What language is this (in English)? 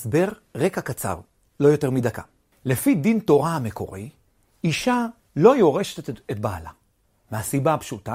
Hebrew